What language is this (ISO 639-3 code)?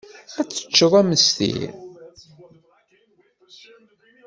kab